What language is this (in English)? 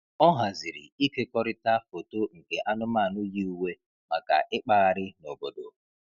Igbo